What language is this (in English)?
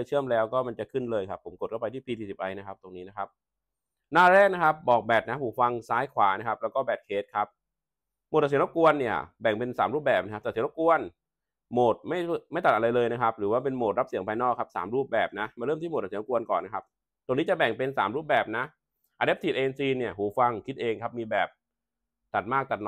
Thai